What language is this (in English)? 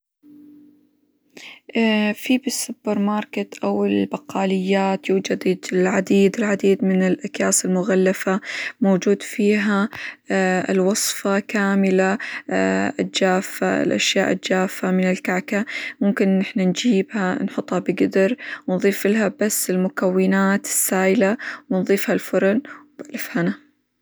Hijazi Arabic